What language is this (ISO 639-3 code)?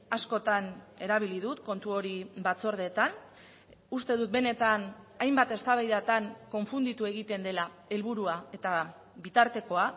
eus